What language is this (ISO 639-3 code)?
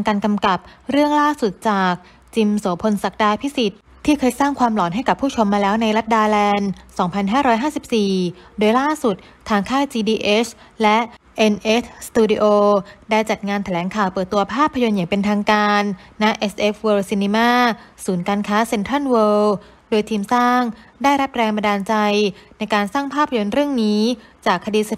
tha